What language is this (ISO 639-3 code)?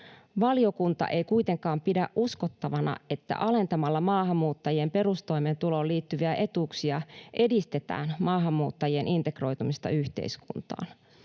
fin